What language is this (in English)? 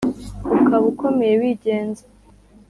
Kinyarwanda